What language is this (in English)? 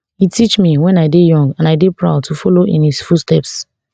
Nigerian Pidgin